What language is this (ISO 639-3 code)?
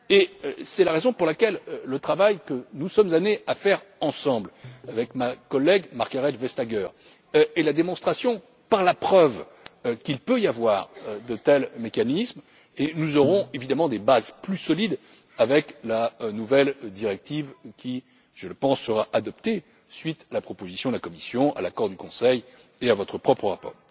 fra